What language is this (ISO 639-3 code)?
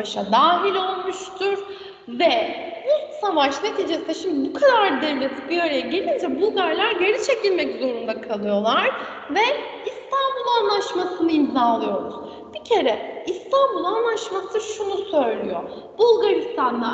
tur